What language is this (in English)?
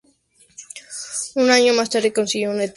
Spanish